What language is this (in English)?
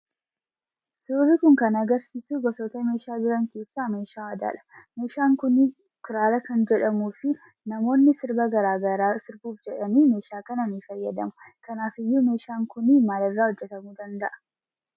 Oromo